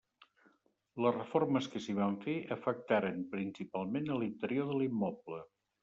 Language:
Catalan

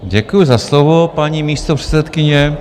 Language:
Czech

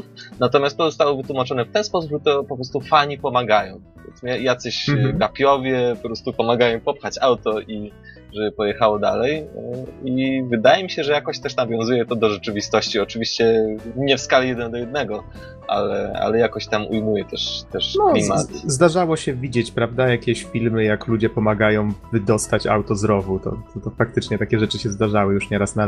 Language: Polish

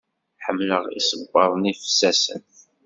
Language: Kabyle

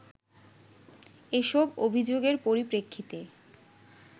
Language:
Bangla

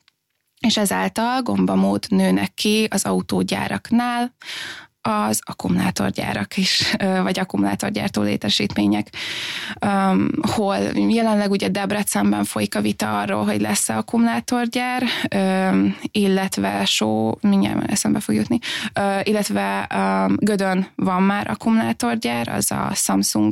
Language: Hungarian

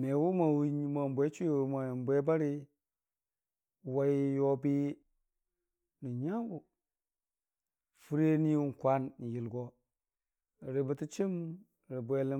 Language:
Dijim-Bwilim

